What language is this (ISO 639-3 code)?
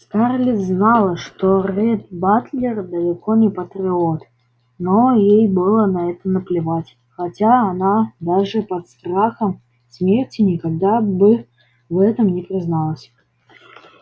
rus